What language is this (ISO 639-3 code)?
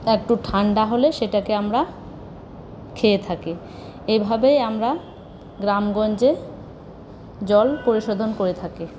ben